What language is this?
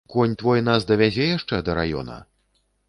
Belarusian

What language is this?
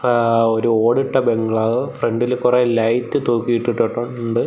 Malayalam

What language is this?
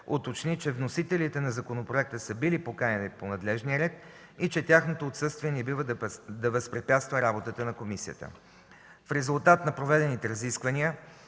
Bulgarian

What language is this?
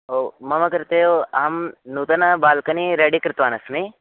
Sanskrit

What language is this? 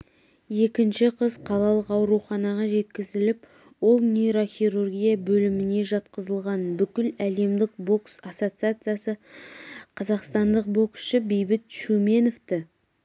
Kazakh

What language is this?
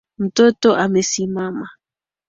Swahili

